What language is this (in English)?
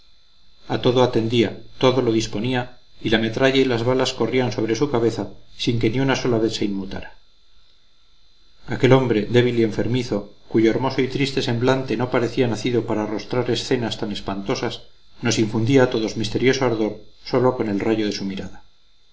Spanish